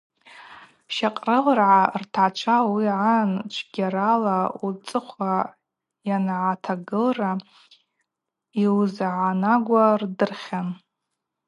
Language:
Abaza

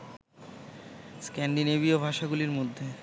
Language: Bangla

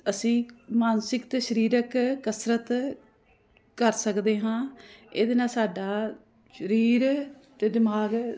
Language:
Punjabi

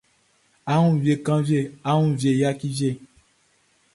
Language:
Baoulé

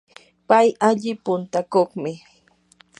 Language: Yanahuanca Pasco Quechua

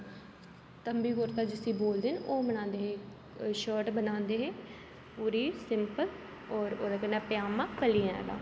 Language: Dogri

